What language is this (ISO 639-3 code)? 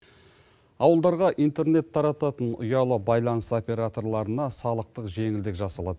kaz